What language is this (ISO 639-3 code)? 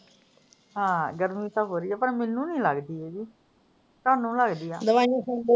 pan